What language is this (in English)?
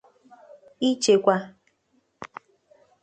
Igbo